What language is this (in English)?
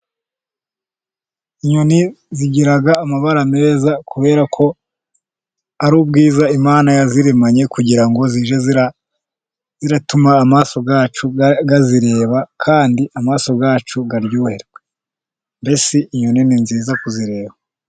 Kinyarwanda